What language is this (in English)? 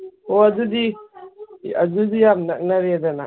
Manipuri